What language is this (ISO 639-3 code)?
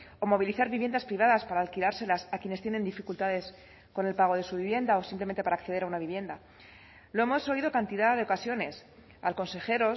spa